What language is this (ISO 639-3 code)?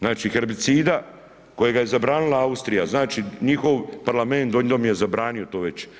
hrv